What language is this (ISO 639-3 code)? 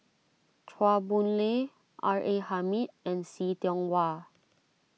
eng